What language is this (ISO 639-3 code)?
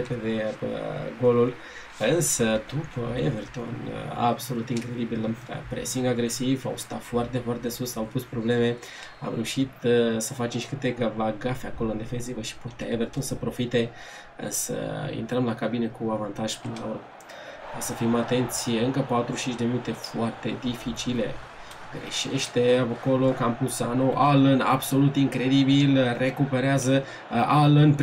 ron